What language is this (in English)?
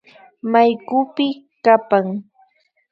Imbabura Highland Quichua